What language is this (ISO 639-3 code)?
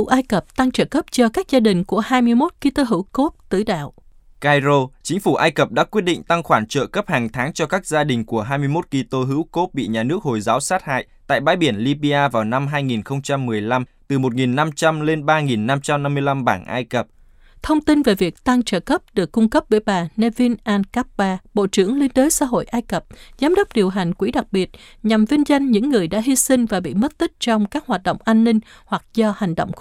vie